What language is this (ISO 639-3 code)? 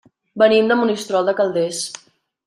cat